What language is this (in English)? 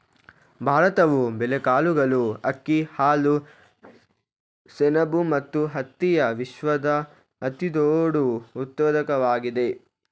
Kannada